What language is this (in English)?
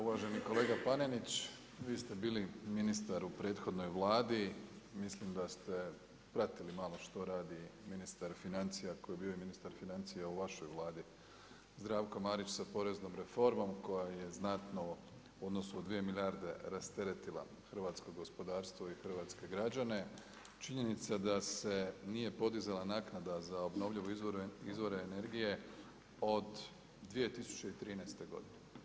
Croatian